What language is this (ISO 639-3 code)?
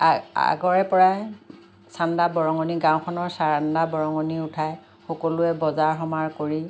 asm